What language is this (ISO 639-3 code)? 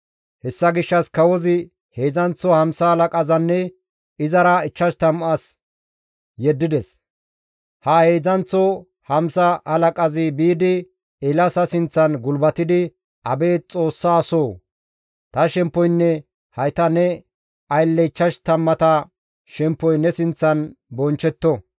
gmv